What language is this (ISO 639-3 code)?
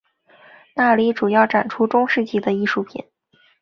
zho